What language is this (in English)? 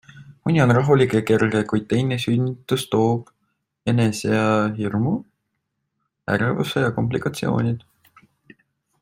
Estonian